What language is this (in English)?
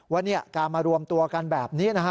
Thai